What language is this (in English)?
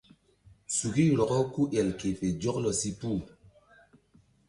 Mbum